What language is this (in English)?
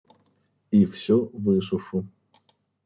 Russian